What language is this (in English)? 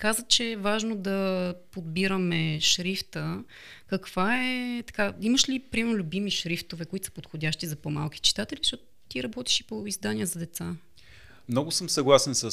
Bulgarian